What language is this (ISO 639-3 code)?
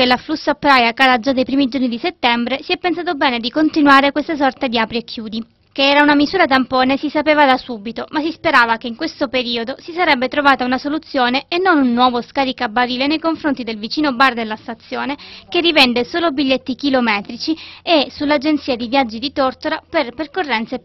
ita